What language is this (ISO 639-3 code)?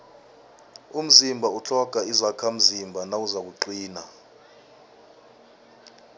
nbl